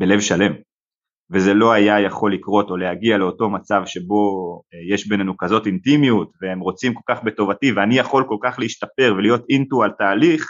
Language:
Hebrew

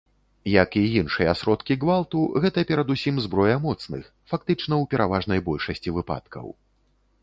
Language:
Belarusian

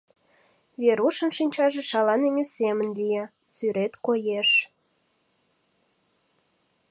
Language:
Mari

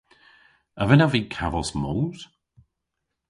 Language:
Cornish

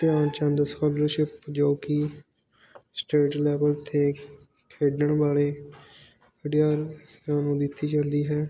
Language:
Punjabi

